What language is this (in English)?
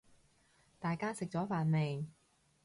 Cantonese